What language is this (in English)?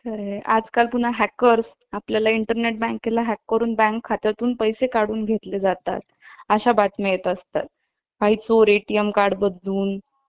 Marathi